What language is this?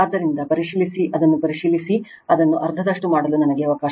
Kannada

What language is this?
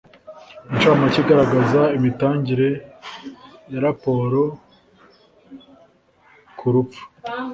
Kinyarwanda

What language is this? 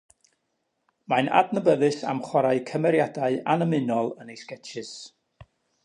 Welsh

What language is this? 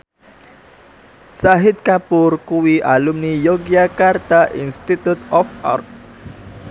Javanese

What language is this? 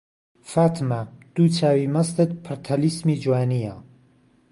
Central Kurdish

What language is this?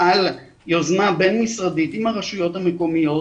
Hebrew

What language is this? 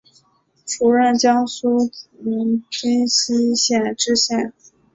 Chinese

